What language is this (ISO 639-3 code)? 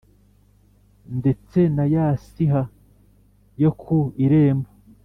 kin